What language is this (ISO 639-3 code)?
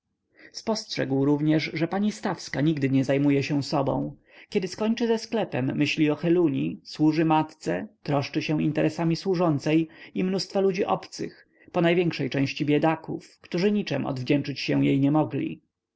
pol